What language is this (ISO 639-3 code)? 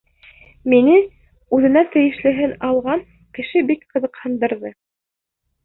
bak